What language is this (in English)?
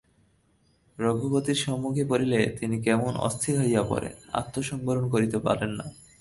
Bangla